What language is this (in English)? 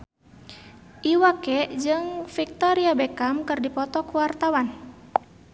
Sundanese